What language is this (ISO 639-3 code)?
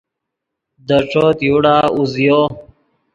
ydg